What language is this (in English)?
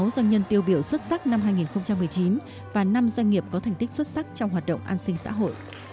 Vietnamese